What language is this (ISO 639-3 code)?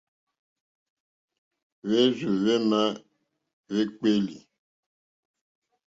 bri